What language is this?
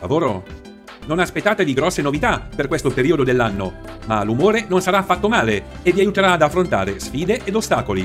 Italian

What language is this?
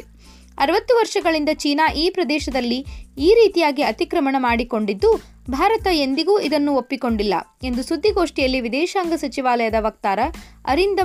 Kannada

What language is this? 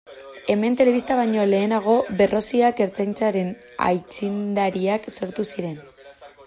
Basque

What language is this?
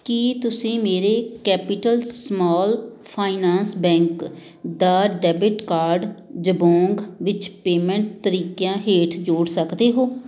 Punjabi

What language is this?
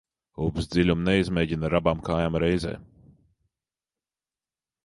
Latvian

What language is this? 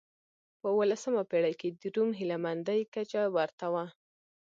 Pashto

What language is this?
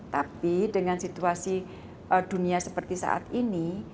Indonesian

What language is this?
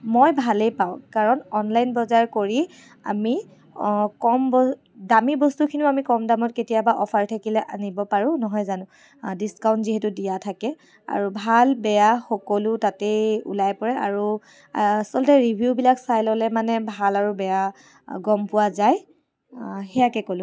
Assamese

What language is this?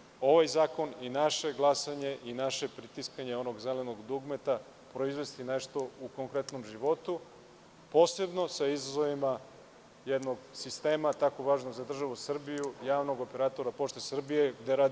Serbian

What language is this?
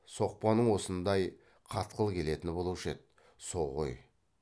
Kazakh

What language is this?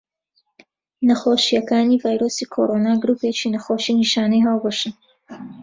Central Kurdish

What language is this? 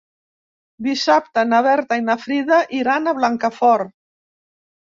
Catalan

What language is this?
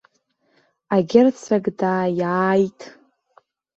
Abkhazian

